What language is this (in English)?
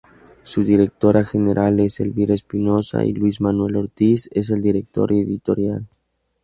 Spanish